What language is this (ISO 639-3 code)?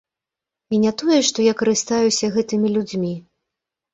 bel